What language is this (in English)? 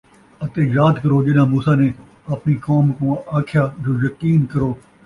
Saraiki